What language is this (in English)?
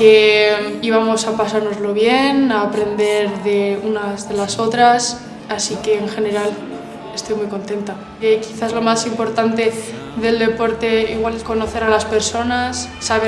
Spanish